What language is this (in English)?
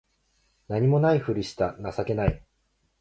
Japanese